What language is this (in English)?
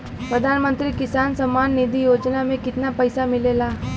Bhojpuri